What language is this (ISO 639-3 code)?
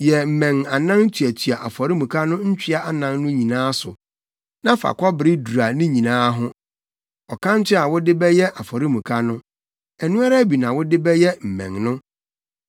aka